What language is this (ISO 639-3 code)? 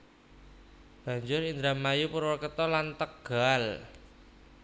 jav